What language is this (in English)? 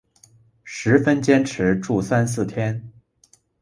Chinese